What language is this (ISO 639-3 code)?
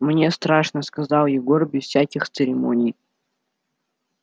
rus